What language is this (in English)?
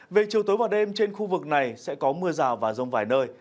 Vietnamese